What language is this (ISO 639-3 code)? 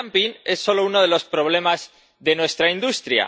spa